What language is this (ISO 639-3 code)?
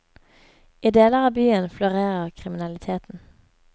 nor